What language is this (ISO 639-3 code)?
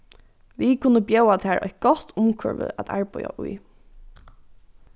fao